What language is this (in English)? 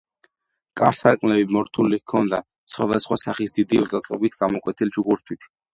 Georgian